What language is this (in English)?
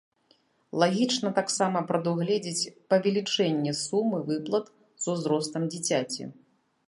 Belarusian